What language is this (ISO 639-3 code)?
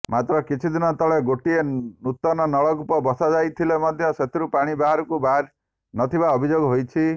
ori